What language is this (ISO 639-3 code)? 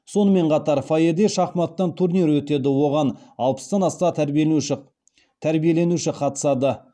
kaz